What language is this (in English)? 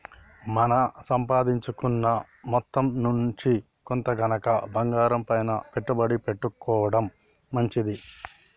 Telugu